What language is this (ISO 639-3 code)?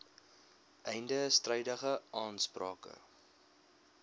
afr